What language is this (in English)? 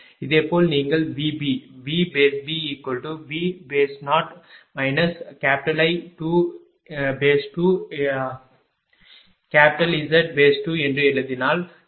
Tamil